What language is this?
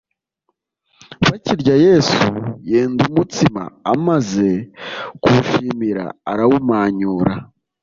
Kinyarwanda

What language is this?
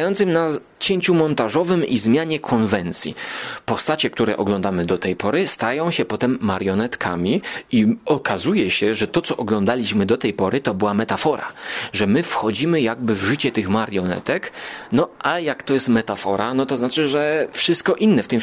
Polish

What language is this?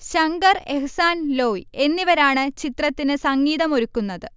Malayalam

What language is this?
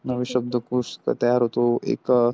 Marathi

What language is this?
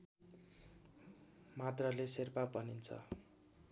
Nepali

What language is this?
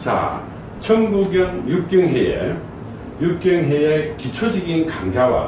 Korean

